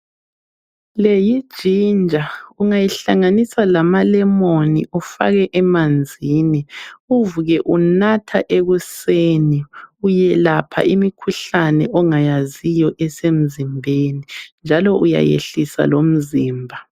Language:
North Ndebele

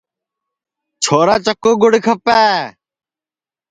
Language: Sansi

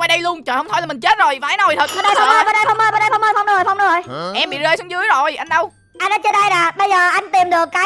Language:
Vietnamese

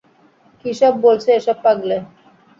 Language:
Bangla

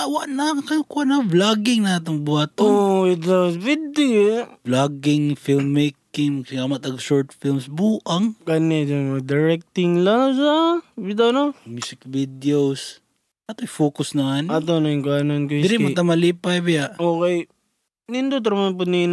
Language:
Filipino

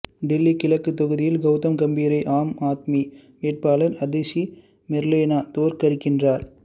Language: Tamil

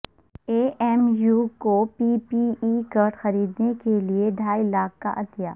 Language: Urdu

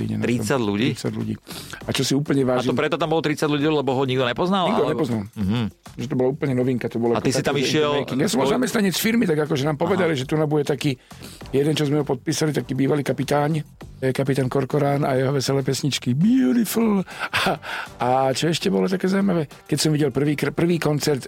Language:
Slovak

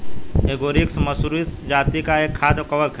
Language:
Hindi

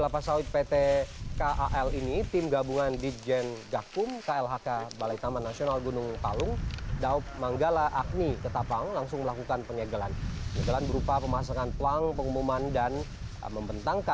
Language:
Indonesian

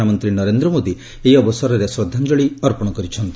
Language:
Odia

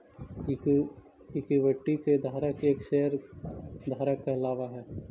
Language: Magahi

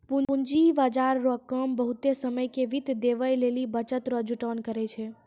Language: Maithili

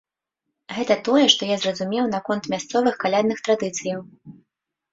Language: Belarusian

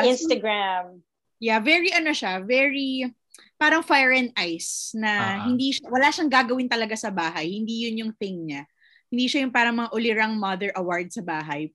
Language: Filipino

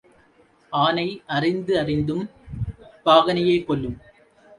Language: Tamil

